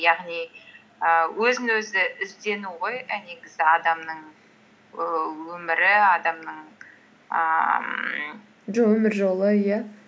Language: Kazakh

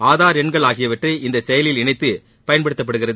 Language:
Tamil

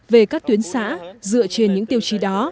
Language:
Vietnamese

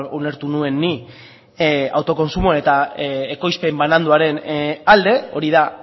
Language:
Basque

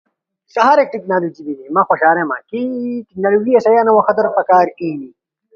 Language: Ushojo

